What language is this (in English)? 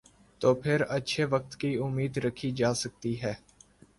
Urdu